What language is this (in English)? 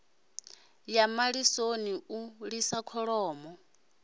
Venda